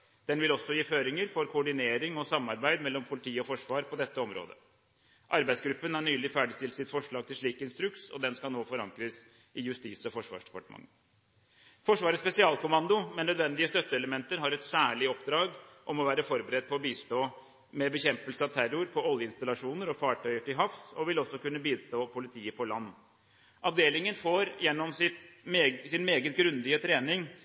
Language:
Norwegian Bokmål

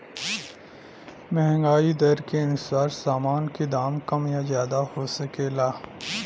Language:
Bhojpuri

